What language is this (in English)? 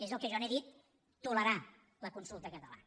Catalan